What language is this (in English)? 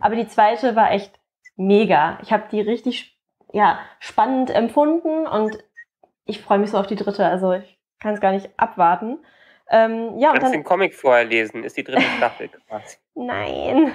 German